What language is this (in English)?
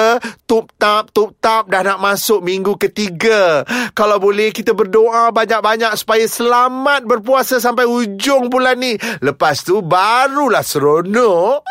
Malay